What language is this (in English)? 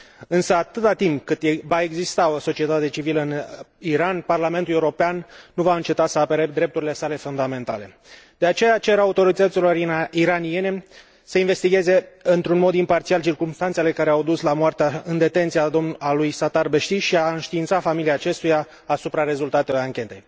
Romanian